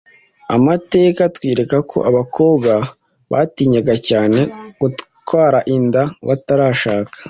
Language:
Kinyarwanda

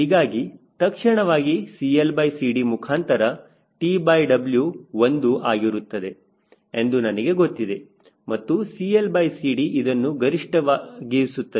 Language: Kannada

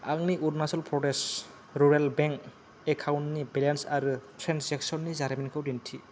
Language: Bodo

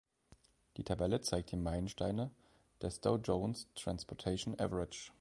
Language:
German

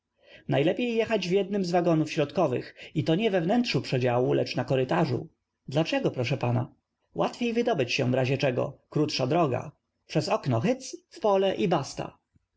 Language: Polish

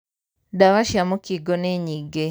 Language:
Kikuyu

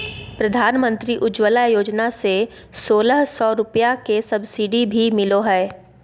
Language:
Magahi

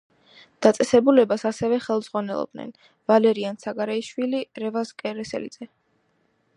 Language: Georgian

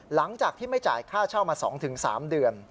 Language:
Thai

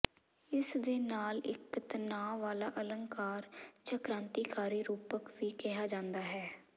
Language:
Punjabi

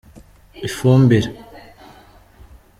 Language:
Kinyarwanda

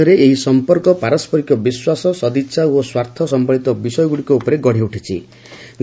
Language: Odia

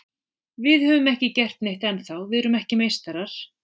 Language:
Icelandic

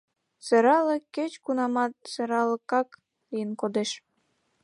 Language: Mari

